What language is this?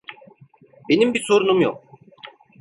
Turkish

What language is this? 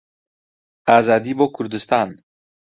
Central Kurdish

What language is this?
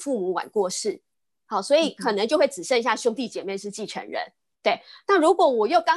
Chinese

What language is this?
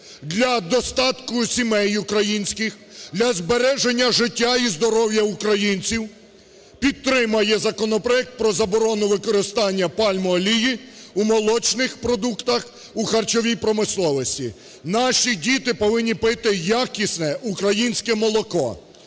Ukrainian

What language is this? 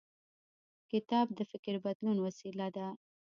Pashto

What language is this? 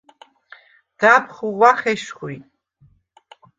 Svan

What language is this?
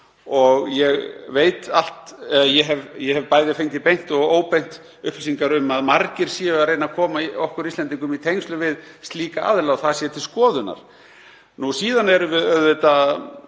Icelandic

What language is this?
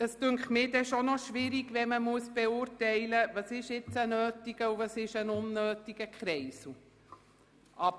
Swiss German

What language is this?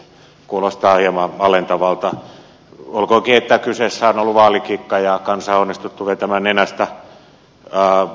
Finnish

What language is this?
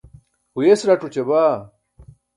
Burushaski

